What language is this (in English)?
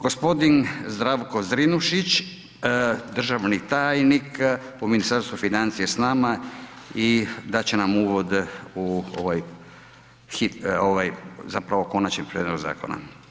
Croatian